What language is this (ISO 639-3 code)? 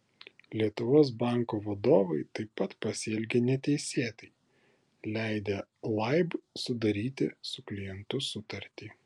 lit